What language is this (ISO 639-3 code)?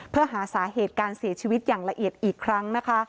tha